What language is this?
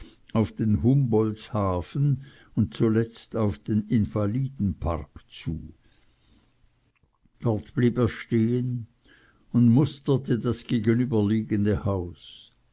German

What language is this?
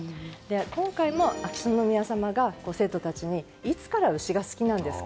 Japanese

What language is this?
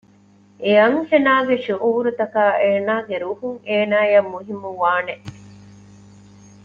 Divehi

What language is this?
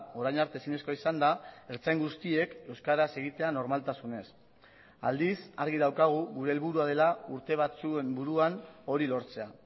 Basque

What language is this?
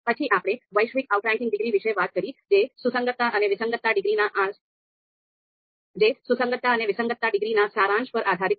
Gujarati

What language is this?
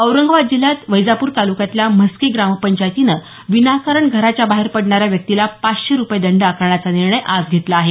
Marathi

